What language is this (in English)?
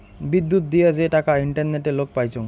Bangla